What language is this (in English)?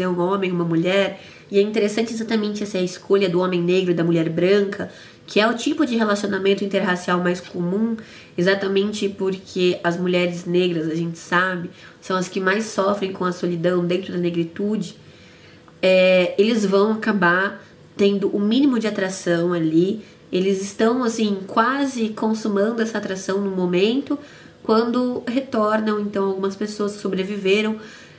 Portuguese